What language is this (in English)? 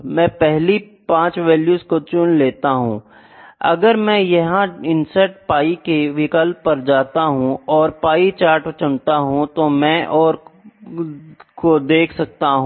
Hindi